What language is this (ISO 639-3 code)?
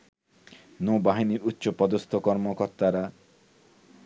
ben